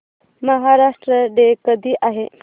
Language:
Marathi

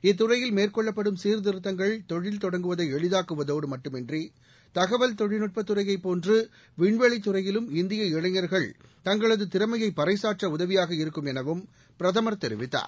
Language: Tamil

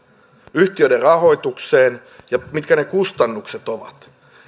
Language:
Finnish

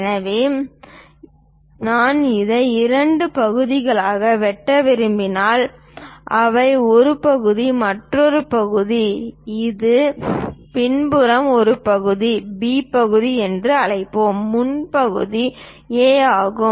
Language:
Tamil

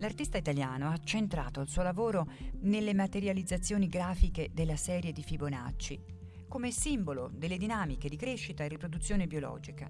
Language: Italian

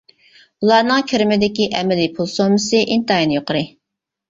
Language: Uyghur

